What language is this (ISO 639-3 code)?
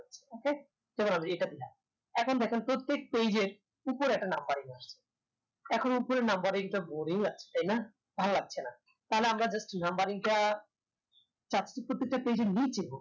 ben